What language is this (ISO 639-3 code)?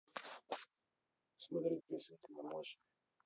rus